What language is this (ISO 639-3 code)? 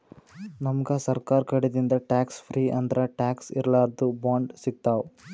kan